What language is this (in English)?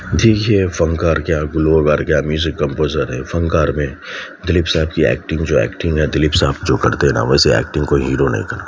Urdu